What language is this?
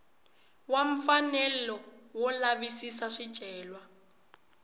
Tsonga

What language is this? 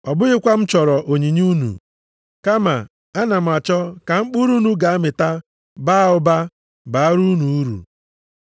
Igbo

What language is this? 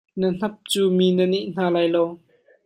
Hakha Chin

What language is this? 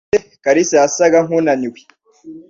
Kinyarwanda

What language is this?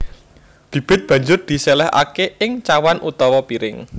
Javanese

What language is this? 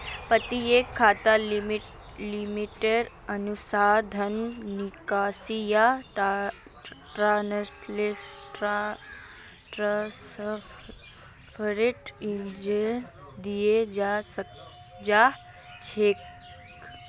Magahi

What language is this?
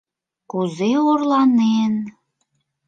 Mari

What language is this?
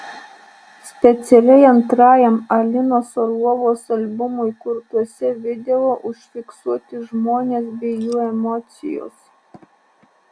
Lithuanian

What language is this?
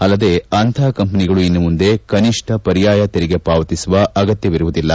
Kannada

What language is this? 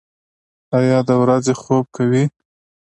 Pashto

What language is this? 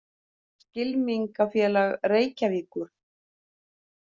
Icelandic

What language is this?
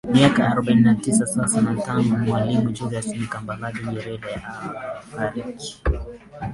Swahili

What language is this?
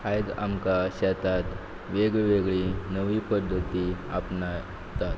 Konkani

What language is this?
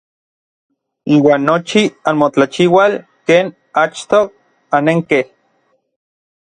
Orizaba Nahuatl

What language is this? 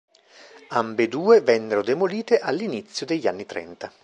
Italian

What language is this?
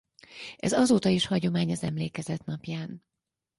Hungarian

